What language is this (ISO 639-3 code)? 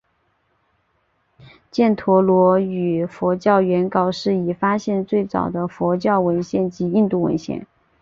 zho